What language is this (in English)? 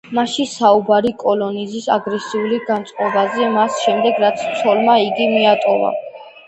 Georgian